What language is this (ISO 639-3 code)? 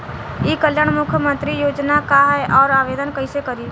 bho